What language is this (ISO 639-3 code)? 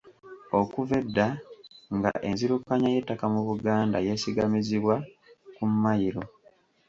lug